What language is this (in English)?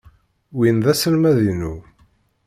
Kabyle